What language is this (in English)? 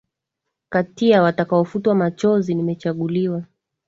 Swahili